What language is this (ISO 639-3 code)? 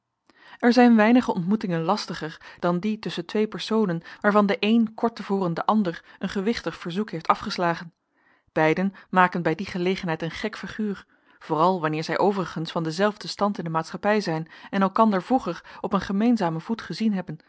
nld